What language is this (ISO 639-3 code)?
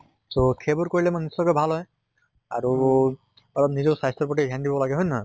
asm